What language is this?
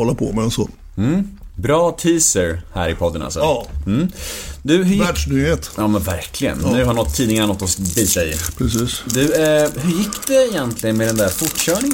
Swedish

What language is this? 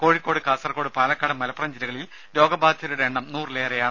Malayalam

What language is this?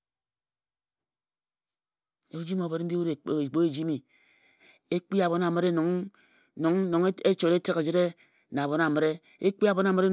Ejagham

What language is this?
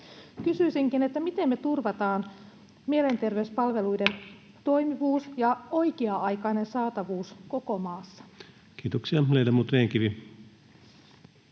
Finnish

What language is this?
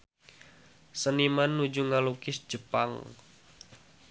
Sundanese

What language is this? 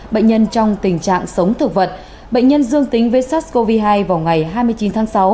Vietnamese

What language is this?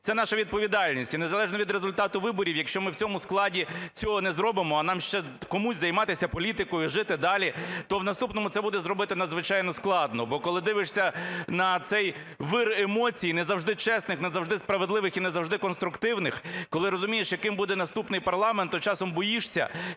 Ukrainian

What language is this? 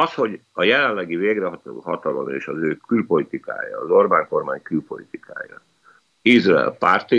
Hungarian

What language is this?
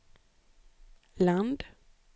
Swedish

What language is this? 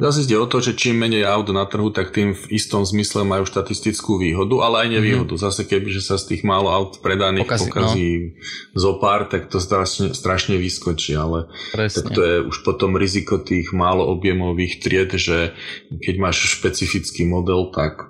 Slovak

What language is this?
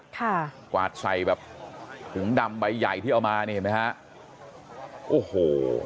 Thai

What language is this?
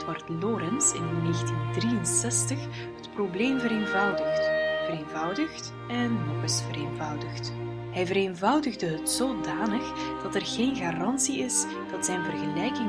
Dutch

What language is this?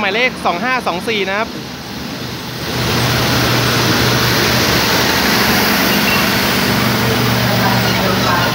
Thai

